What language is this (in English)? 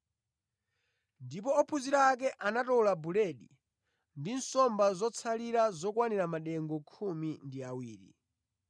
Nyanja